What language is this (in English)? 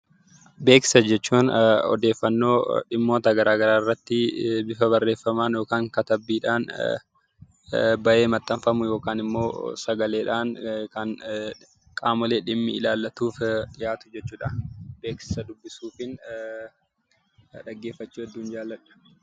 Oromo